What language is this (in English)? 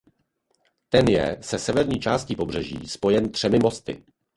Czech